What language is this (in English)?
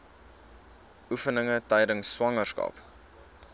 Afrikaans